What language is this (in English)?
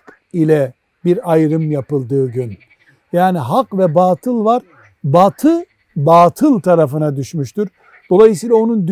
Turkish